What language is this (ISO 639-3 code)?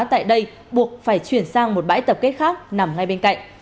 vie